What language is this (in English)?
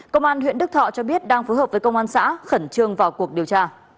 Vietnamese